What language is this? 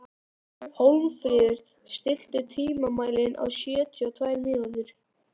Icelandic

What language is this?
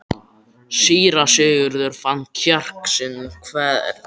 Icelandic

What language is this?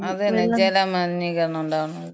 Malayalam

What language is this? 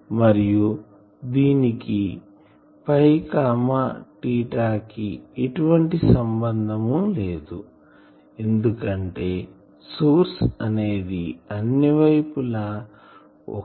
Telugu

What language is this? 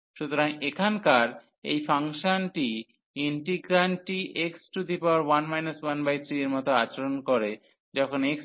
Bangla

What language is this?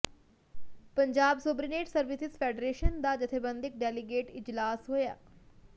Punjabi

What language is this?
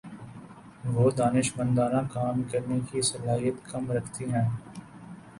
Urdu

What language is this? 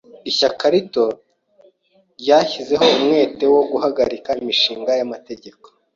Kinyarwanda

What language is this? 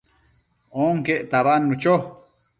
Matsés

